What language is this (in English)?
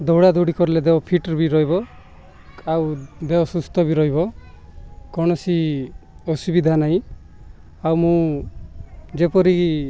Odia